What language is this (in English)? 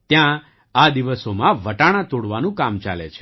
Gujarati